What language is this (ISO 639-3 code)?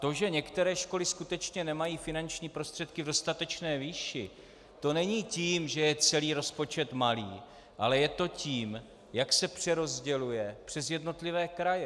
ces